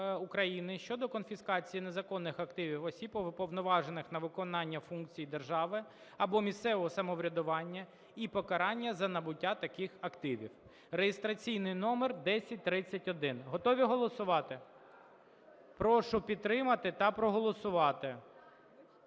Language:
Ukrainian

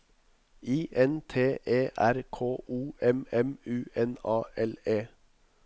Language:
Norwegian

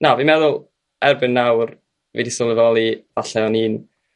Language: Welsh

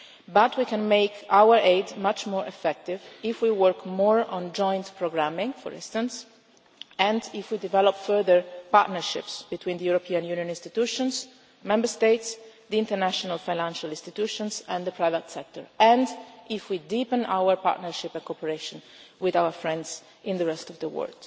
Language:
English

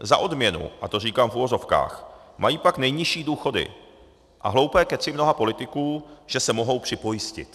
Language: Czech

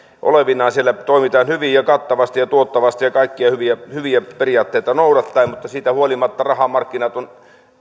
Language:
Finnish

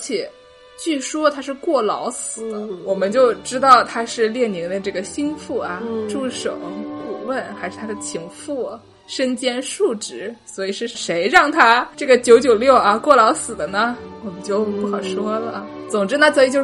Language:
Chinese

